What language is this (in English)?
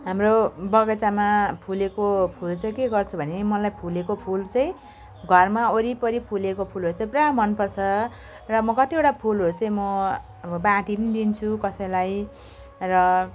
Nepali